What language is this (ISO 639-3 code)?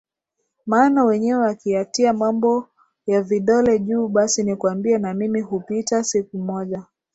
swa